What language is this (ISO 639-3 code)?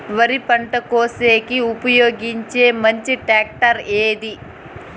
tel